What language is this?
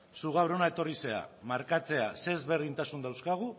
Basque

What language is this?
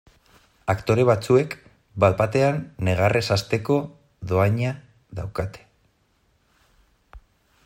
Basque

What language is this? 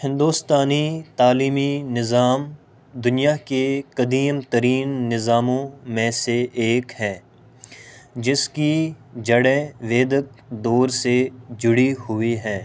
Urdu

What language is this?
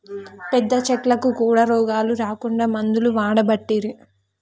Telugu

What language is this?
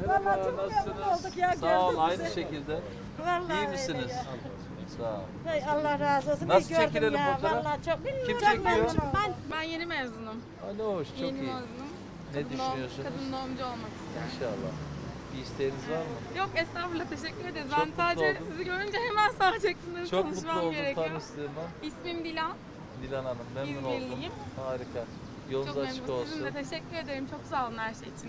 Turkish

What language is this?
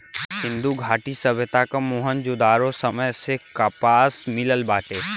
Bhojpuri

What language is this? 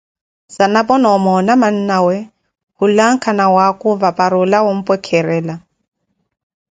Koti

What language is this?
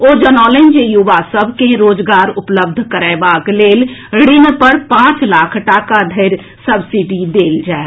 Maithili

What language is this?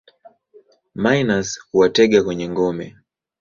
Swahili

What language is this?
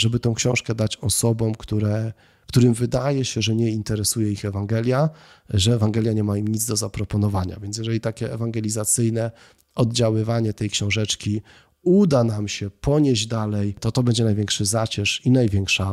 Polish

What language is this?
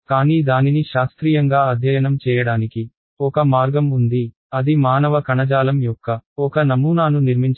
Telugu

